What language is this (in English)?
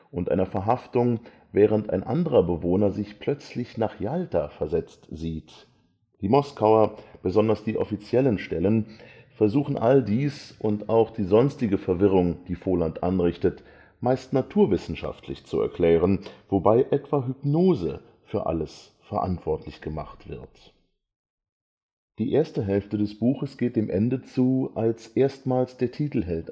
German